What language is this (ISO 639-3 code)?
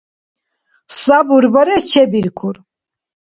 dar